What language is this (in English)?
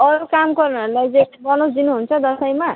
Nepali